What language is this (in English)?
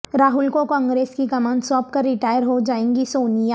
Urdu